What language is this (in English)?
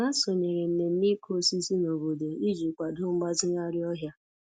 Igbo